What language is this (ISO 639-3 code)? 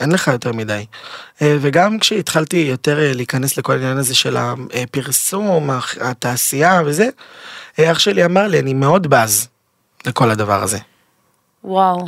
heb